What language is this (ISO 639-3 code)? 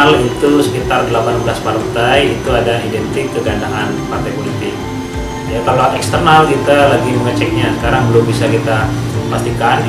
ind